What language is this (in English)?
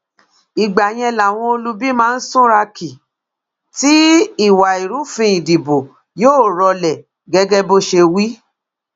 Yoruba